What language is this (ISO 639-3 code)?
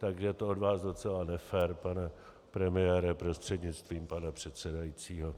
ces